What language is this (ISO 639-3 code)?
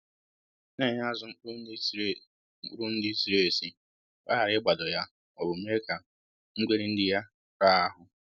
ibo